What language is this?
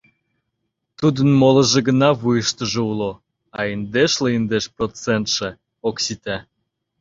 Mari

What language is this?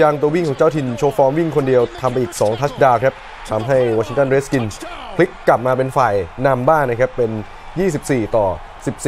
Thai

